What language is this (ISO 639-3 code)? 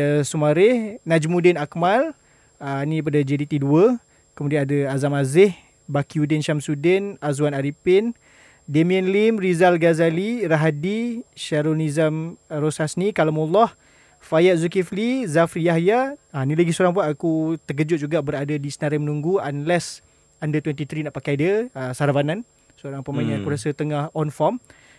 msa